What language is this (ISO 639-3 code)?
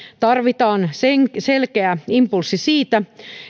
fin